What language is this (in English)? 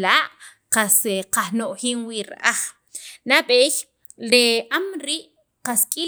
Sacapulteco